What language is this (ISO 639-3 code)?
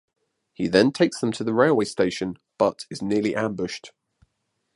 eng